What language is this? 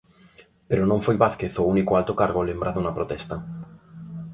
Galician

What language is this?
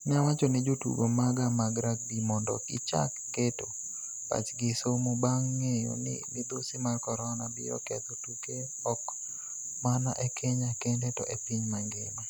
Luo (Kenya and Tanzania)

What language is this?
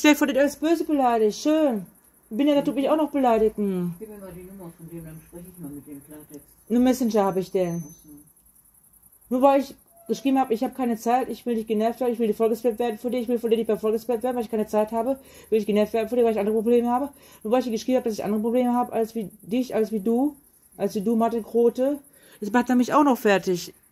German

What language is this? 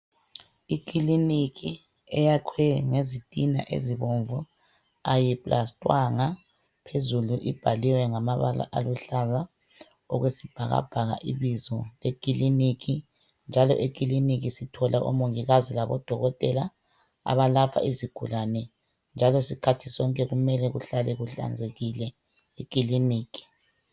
North Ndebele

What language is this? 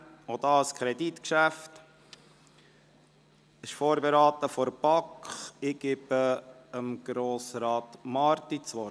Swiss German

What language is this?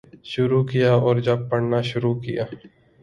Urdu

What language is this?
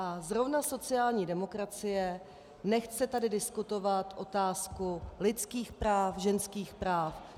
Czech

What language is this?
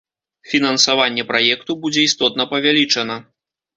Belarusian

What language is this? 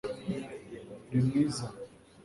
Kinyarwanda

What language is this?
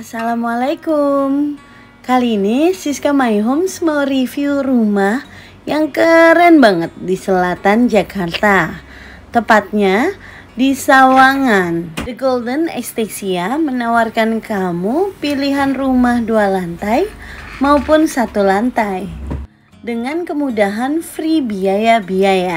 Indonesian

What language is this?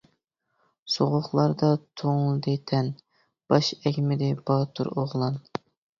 Uyghur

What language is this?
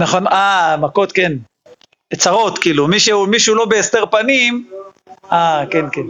Hebrew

